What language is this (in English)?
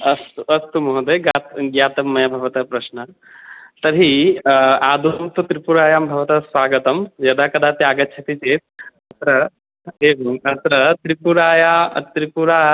Sanskrit